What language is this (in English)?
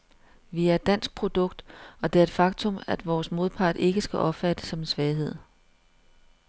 Danish